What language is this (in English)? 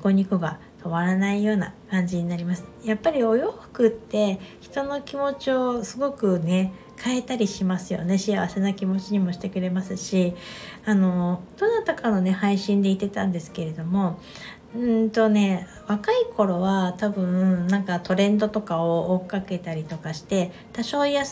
Japanese